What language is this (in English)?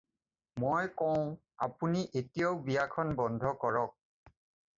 Assamese